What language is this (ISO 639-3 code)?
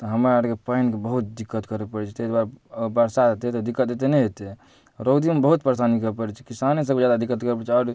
mai